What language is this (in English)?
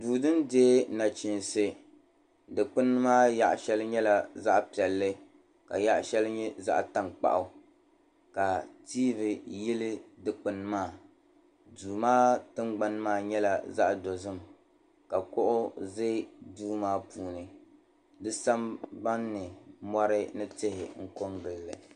Dagbani